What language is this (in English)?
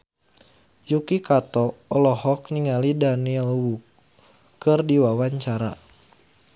Sundanese